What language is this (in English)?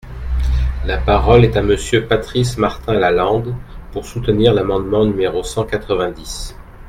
French